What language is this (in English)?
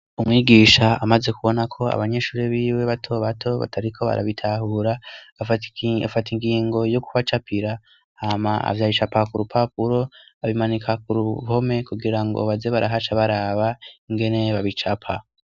Rundi